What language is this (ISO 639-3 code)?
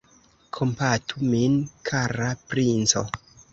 epo